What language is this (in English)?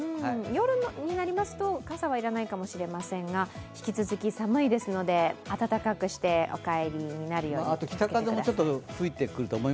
Japanese